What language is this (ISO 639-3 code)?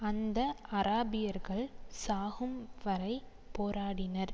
tam